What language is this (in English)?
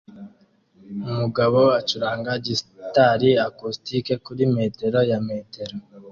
Kinyarwanda